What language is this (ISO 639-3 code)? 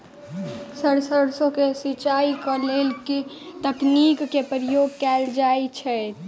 mai